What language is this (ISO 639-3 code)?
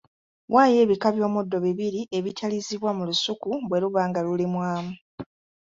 lug